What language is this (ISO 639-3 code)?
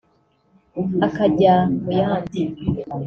kin